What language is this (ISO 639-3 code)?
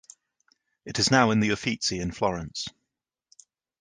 eng